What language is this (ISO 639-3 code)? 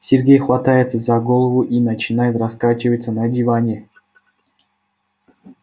rus